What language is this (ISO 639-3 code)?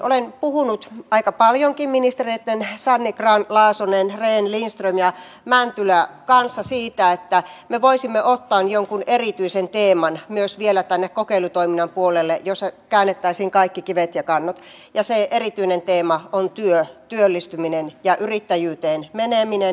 fin